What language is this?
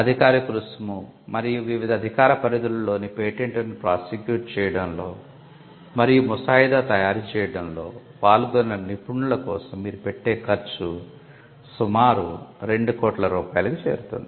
Telugu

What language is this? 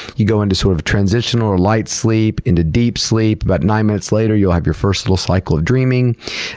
English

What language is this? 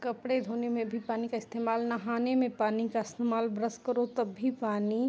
Hindi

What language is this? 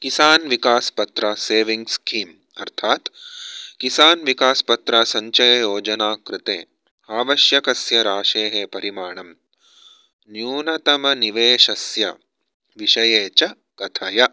Sanskrit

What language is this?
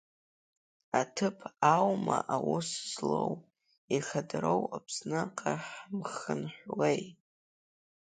Abkhazian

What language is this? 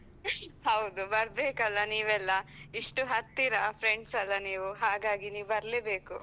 Kannada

